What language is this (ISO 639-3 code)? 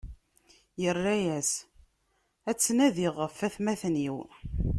kab